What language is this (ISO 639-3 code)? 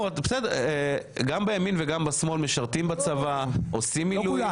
heb